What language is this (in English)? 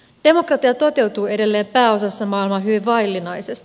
Finnish